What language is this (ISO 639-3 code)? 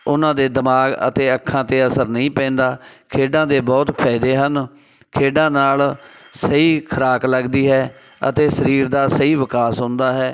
pan